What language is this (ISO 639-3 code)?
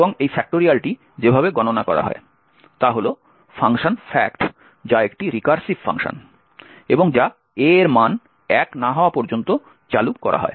ben